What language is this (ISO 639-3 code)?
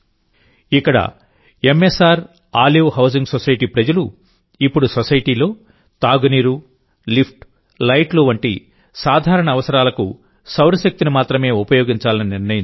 tel